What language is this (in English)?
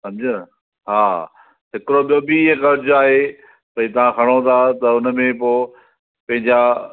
Sindhi